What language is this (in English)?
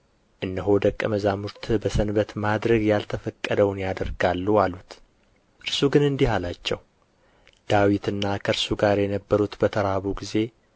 Amharic